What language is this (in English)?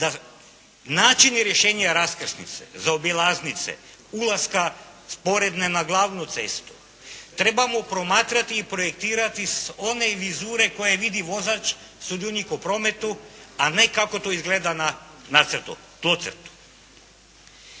Croatian